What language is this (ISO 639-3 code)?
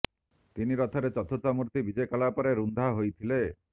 ori